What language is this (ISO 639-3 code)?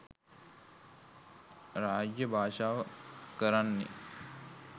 sin